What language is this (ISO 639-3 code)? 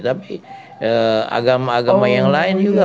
ind